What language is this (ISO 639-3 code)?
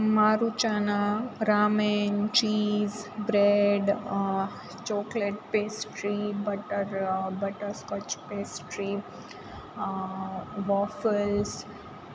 guj